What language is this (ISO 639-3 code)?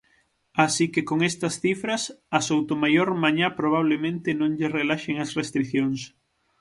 glg